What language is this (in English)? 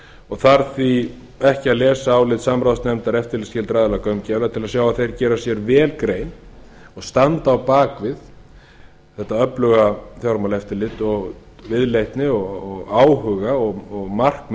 Icelandic